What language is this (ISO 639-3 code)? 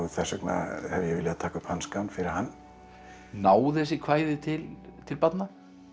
isl